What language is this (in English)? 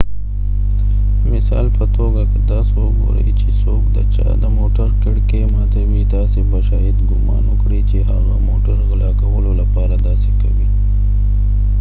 Pashto